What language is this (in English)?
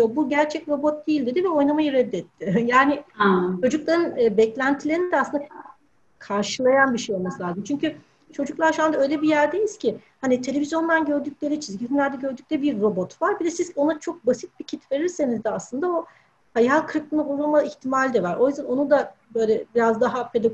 Turkish